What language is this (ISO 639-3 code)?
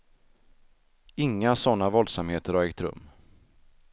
swe